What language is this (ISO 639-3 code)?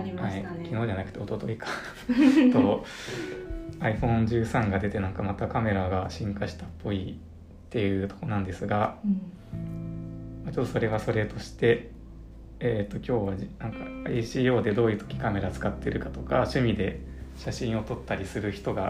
jpn